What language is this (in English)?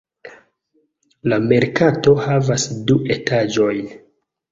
Esperanto